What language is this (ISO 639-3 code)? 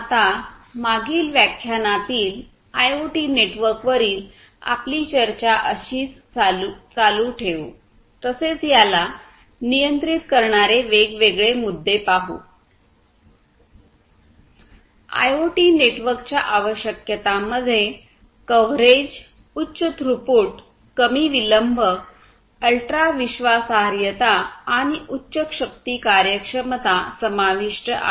mar